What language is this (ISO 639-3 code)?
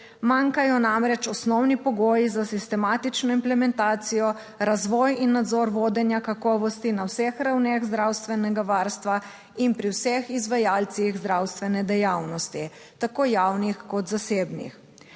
slv